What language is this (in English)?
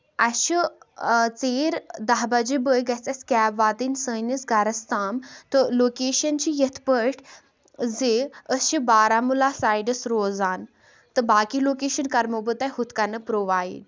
Kashmiri